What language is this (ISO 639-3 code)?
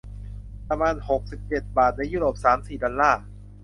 tha